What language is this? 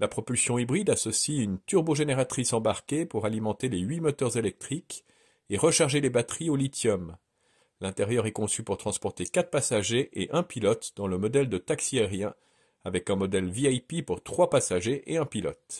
French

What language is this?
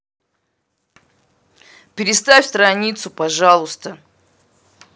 Russian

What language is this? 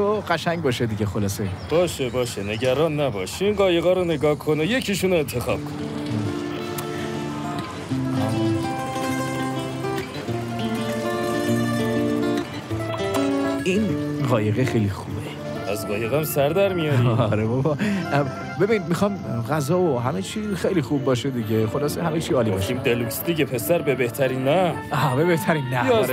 Persian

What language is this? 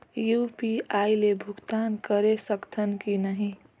Chhattisgarhi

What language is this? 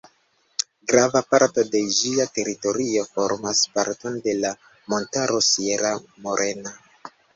Esperanto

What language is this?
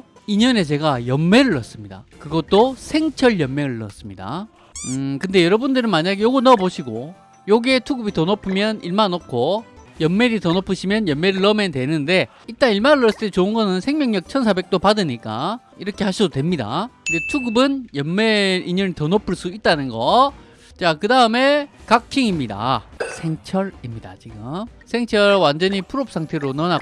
Korean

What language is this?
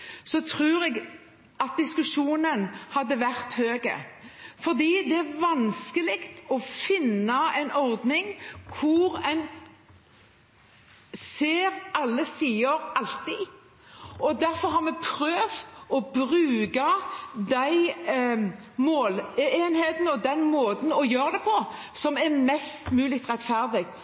Norwegian Bokmål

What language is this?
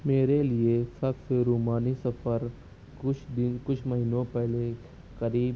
Urdu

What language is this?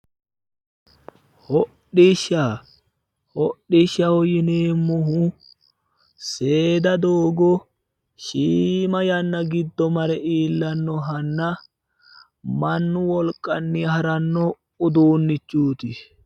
Sidamo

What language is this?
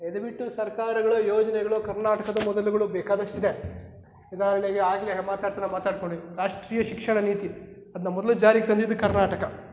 Kannada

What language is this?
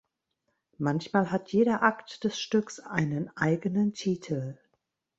German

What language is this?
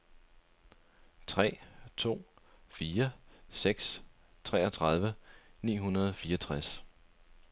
Danish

